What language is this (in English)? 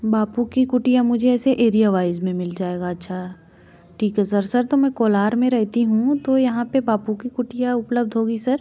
Hindi